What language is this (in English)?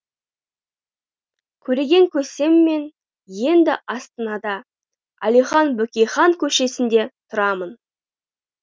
Kazakh